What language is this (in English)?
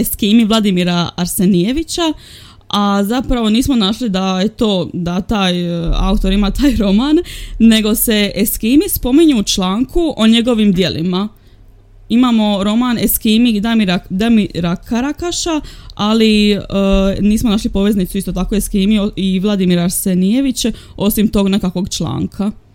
Croatian